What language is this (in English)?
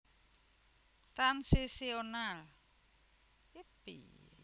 Javanese